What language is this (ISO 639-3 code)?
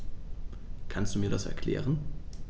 deu